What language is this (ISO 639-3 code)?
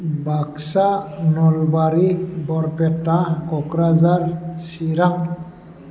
brx